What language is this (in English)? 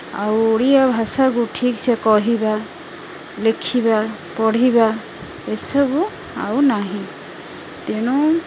Odia